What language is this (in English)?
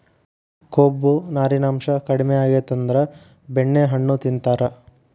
Kannada